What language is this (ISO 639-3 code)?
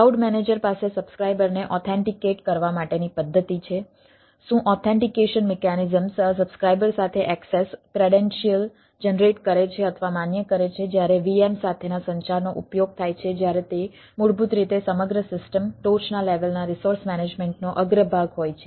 guj